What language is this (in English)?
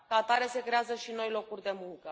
Romanian